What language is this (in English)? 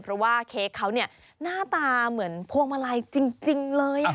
Thai